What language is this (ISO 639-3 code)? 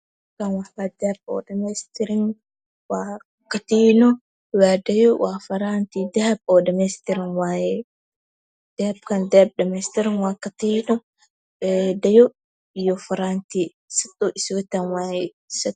som